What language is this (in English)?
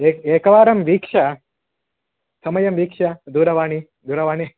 Sanskrit